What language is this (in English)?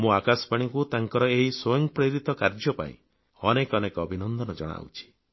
Odia